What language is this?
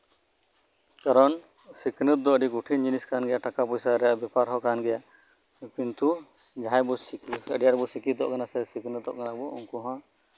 Santali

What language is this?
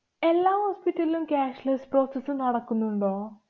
Malayalam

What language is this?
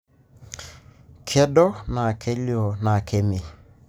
Masai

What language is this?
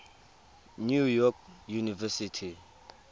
Tswana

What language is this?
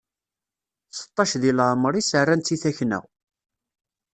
Kabyle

